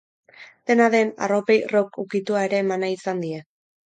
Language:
Basque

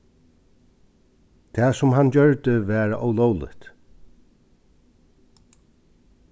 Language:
Faroese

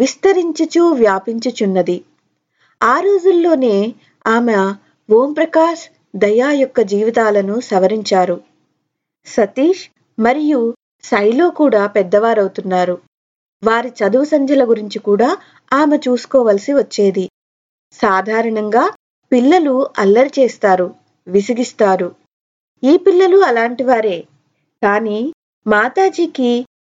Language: Telugu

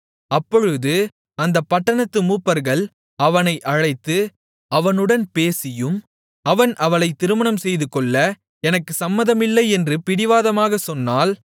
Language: Tamil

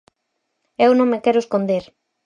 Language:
Galician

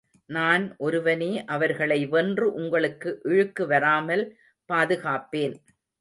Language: Tamil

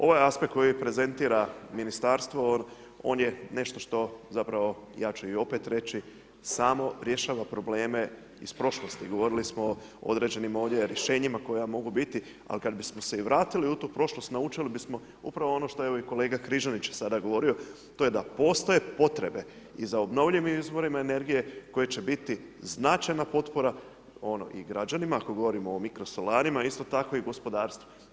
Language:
Croatian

